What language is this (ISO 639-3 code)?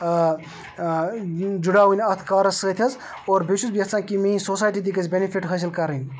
kas